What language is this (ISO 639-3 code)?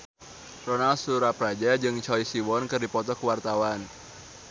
sun